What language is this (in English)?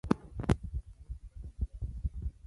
Swahili